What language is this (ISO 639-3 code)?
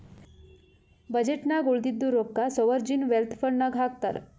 kan